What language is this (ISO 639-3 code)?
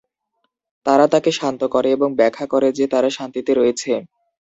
ben